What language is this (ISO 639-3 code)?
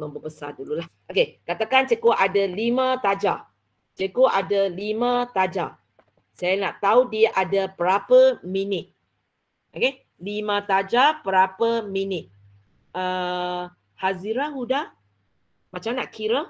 msa